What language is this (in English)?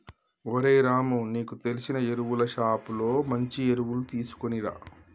Telugu